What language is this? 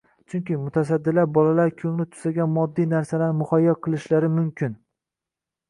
Uzbek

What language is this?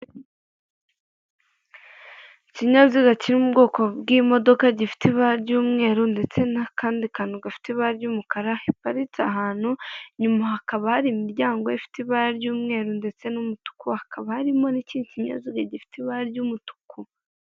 Kinyarwanda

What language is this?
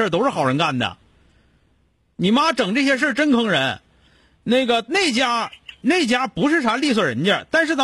Chinese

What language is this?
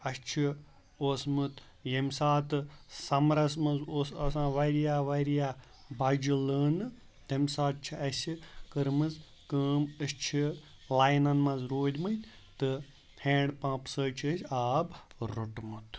Kashmiri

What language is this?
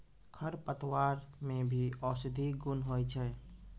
Maithili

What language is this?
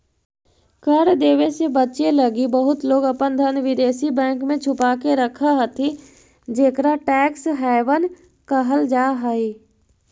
Magahi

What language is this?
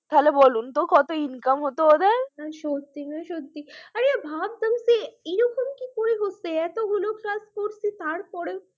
Bangla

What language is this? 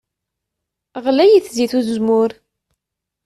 Kabyle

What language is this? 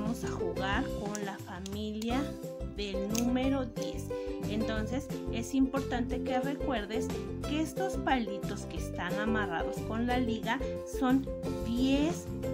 Spanish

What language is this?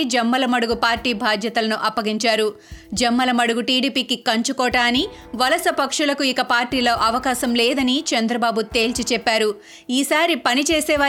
Telugu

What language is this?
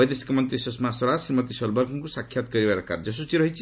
Odia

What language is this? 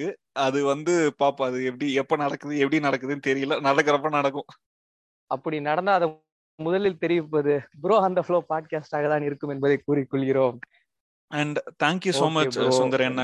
Tamil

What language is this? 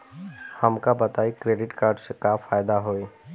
Bhojpuri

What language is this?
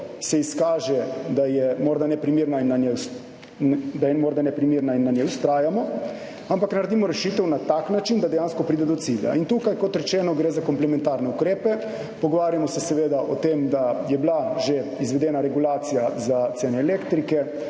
Slovenian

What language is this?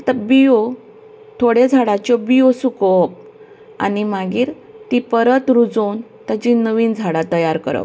Konkani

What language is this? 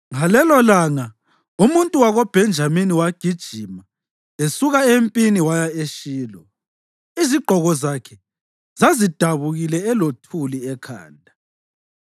North Ndebele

